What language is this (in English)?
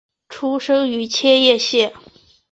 Chinese